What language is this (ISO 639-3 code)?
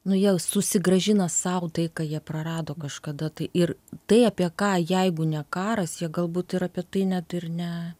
lit